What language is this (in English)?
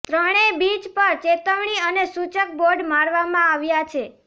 Gujarati